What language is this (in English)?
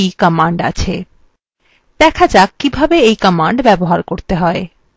Bangla